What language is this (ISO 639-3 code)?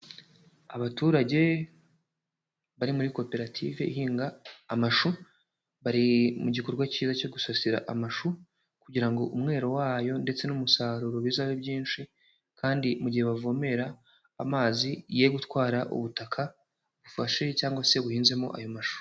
kin